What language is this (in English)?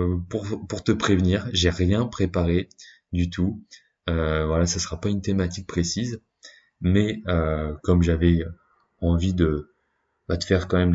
French